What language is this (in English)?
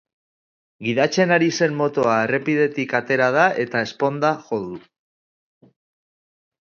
Basque